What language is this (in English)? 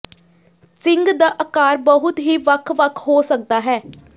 Punjabi